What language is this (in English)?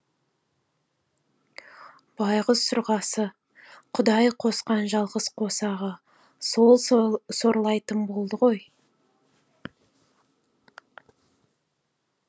Kazakh